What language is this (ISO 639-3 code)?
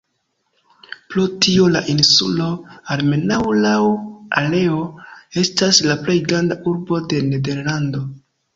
epo